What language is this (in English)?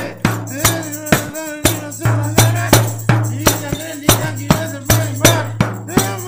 Romanian